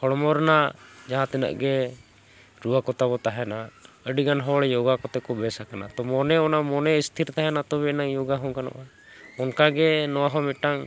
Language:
Santali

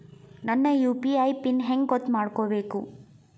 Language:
Kannada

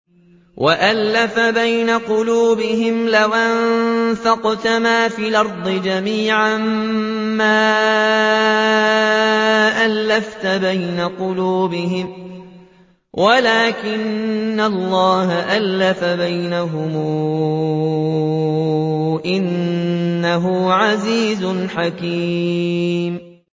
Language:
Arabic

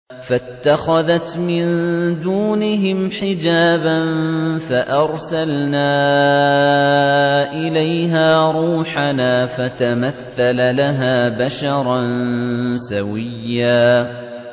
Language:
Arabic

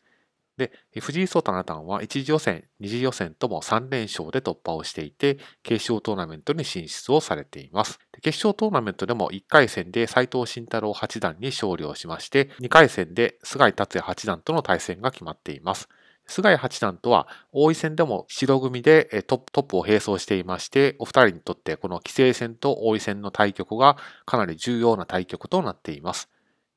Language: Japanese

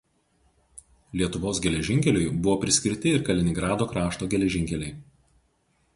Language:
Lithuanian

